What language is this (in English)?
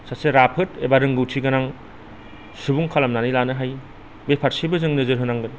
Bodo